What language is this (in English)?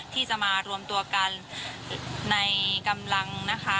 Thai